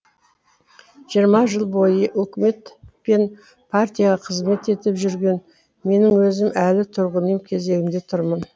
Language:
Kazakh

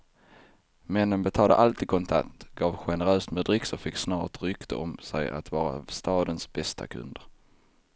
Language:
Swedish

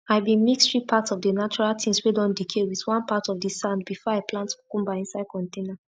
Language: Nigerian Pidgin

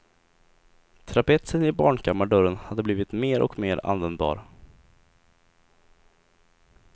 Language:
Swedish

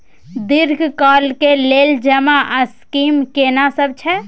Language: Maithili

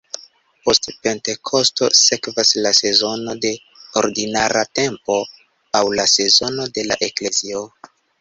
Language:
Esperanto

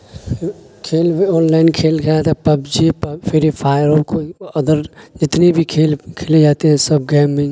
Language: Urdu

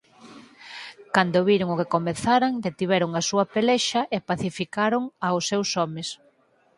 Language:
Galician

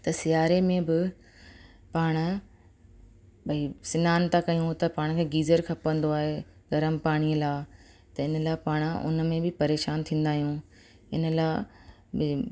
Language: Sindhi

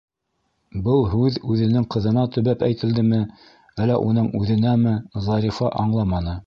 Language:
Bashkir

